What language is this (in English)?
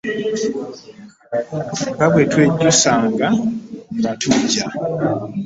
Ganda